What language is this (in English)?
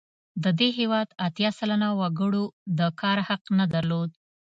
Pashto